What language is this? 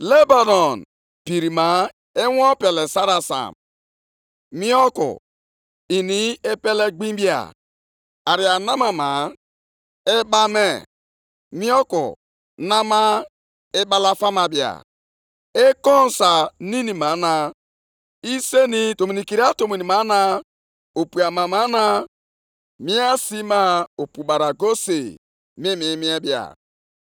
Igbo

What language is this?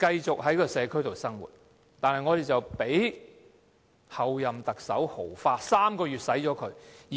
Cantonese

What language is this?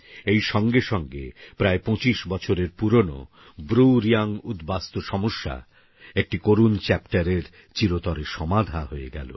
Bangla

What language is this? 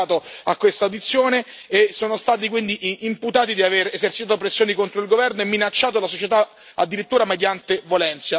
Italian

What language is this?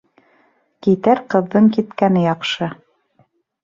Bashkir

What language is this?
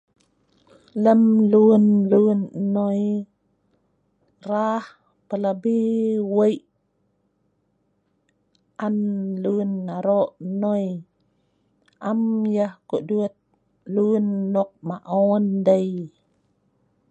Sa'ban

